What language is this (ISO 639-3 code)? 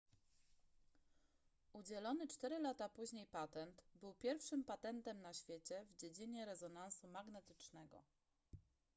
pol